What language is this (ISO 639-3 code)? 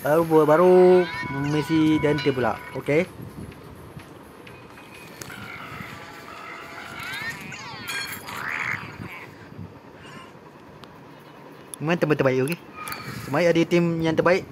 msa